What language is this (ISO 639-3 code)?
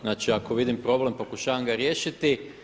hrv